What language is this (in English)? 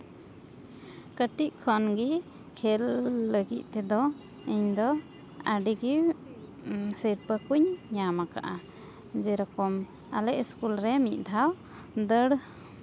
Santali